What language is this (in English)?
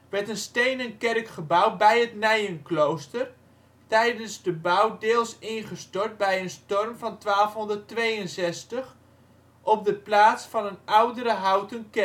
Dutch